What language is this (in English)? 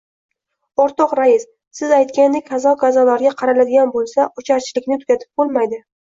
Uzbek